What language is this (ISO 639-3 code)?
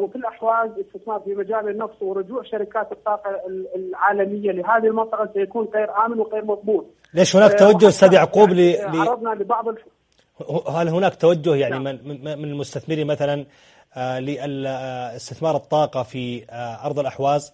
ara